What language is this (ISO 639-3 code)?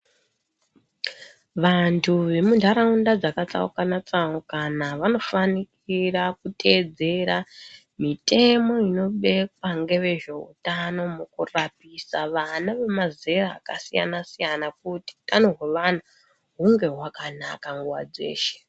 ndc